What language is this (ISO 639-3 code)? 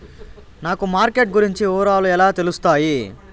tel